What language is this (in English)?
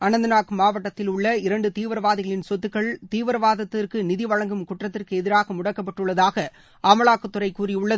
Tamil